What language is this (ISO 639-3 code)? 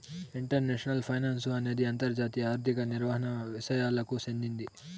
tel